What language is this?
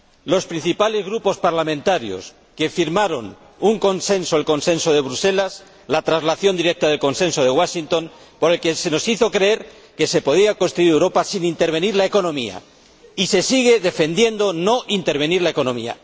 Spanish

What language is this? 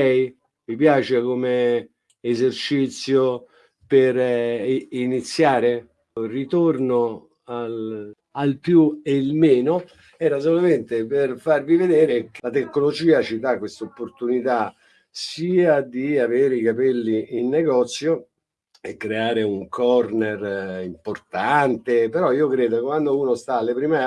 Italian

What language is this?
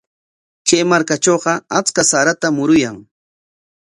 Corongo Ancash Quechua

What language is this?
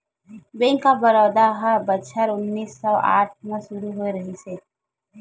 Chhattisgarhi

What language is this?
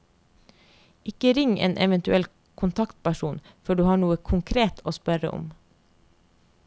Norwegian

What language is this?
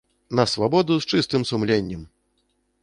Belarusian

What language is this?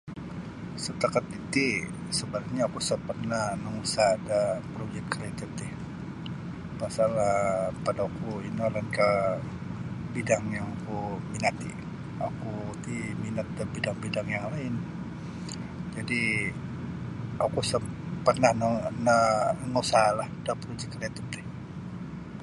Sabah Bisaya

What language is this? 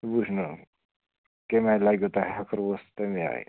Kashmiri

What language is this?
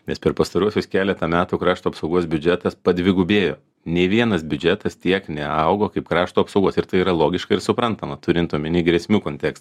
Lithuanian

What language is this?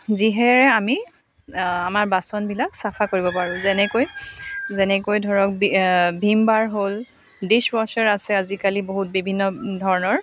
Assamese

